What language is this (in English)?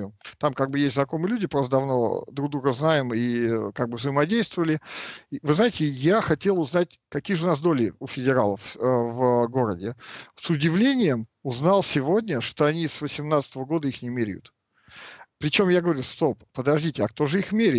Russian